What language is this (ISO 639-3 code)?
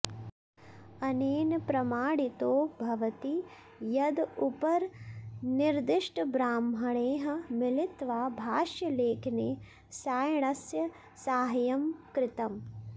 san